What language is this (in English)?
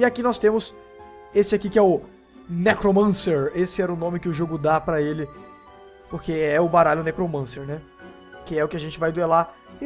Portuguese